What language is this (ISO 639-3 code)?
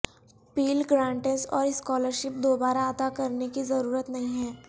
urd